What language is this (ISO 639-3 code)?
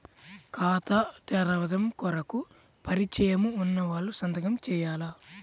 tel